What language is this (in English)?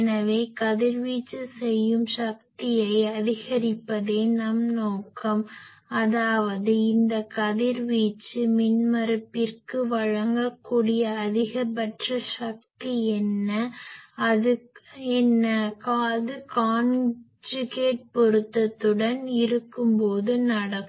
Tamil